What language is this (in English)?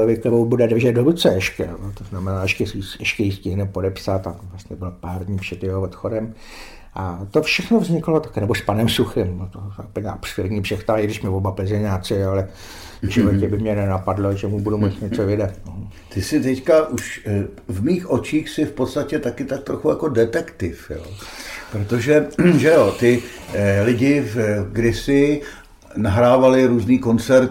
Czech